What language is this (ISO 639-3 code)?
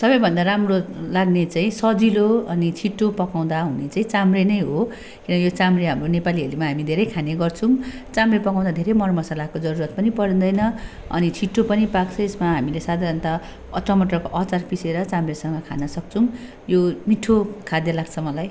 nep